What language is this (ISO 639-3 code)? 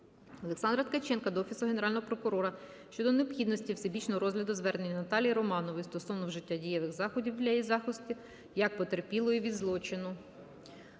ukr